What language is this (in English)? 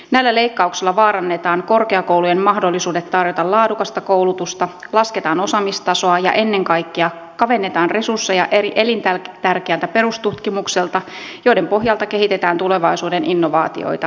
Finnish